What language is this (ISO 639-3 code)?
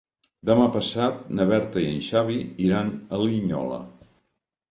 cat